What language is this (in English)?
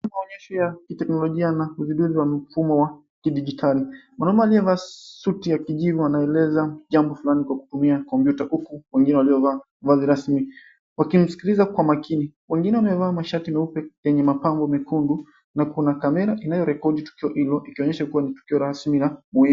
Swahili